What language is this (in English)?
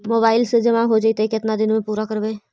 Magahi